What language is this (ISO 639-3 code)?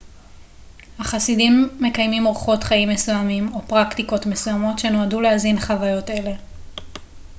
heb